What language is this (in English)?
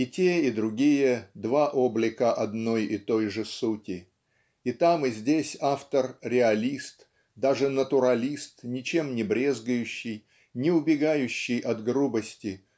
Russian